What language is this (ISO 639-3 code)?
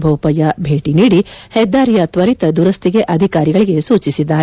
kan